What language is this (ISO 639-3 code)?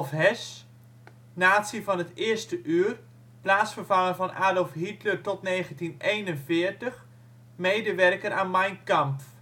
nld